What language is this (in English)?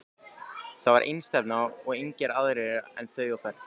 Icelandic